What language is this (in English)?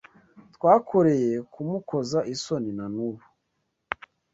Kinyarwanda